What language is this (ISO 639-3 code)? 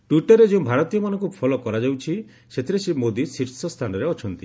ori